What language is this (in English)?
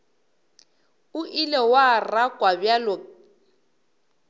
Northern Sotho